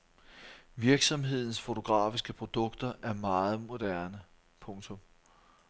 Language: Danish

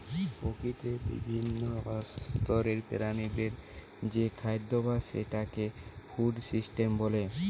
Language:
Bangla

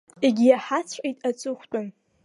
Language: Abkhazian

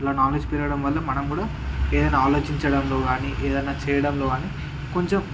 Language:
Telugu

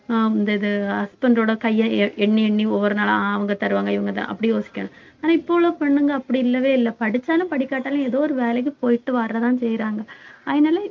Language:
Tamil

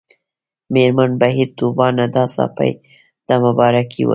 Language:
Pashto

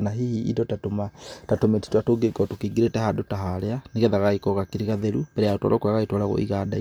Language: Kikuyu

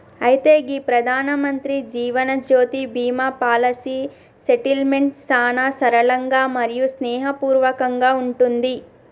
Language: Telugu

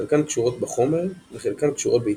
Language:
Hebrew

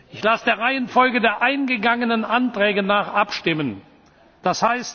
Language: German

